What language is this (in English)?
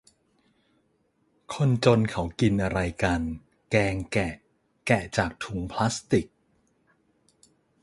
Thai